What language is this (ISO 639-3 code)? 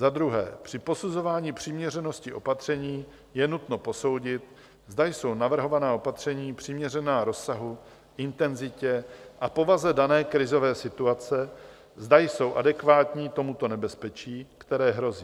ces